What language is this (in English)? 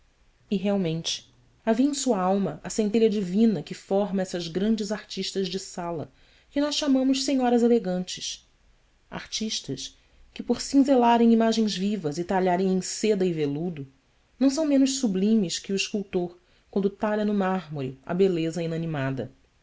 Portuguese